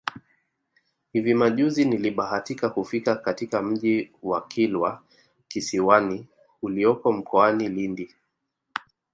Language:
Swahili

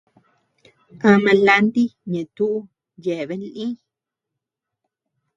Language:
Tepeuxila Cuicatec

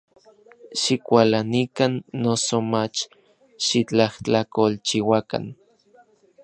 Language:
Orizaba Nahuatl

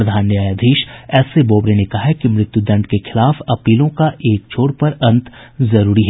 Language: Hindi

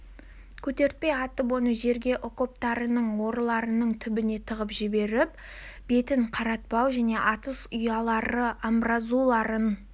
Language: Kazakh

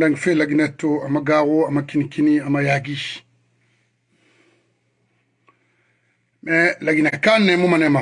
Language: French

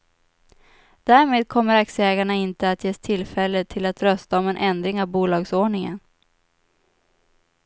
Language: Swedish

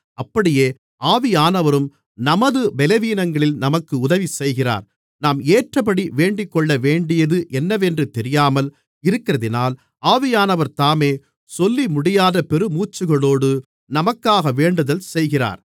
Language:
Tamil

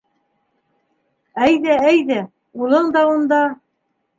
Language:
Bashkir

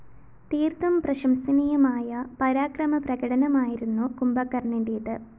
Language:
Malayalam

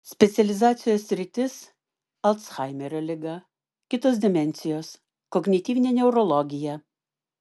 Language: Lithuanian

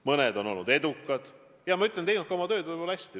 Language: Estonian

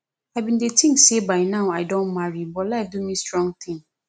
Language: Nigerian Pidgin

